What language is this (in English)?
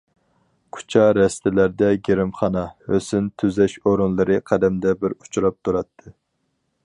Uyghur